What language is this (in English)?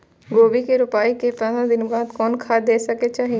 Maithili